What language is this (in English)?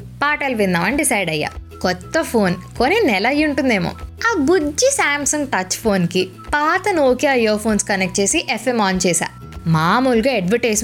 Telugu